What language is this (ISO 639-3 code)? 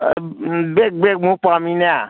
mni